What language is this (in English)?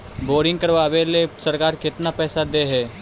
Magahi